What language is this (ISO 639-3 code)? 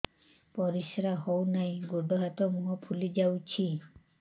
ori